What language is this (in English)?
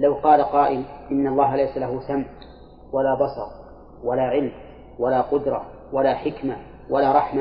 Arabic